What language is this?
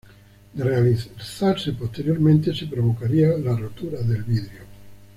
Spanish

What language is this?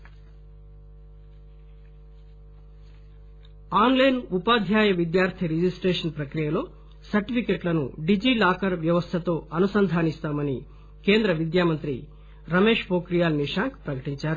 Telugu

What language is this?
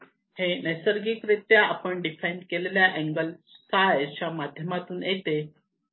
Marathi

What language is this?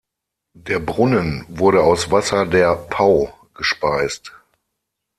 German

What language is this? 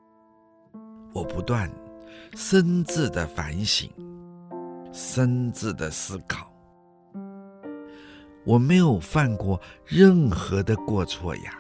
Chinese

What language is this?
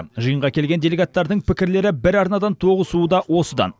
Kazakh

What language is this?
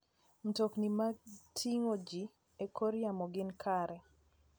Luo (Kenya and Tanzania)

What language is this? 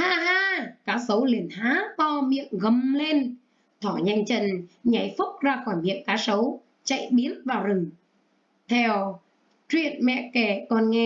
Vietnamese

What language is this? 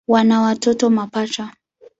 Swahili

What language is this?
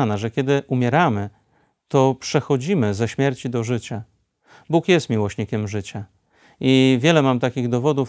Polish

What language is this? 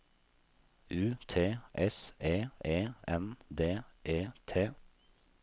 Norwegian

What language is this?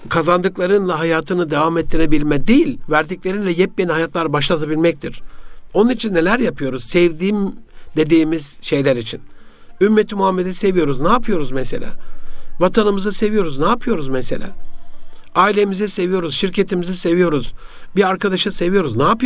Turkish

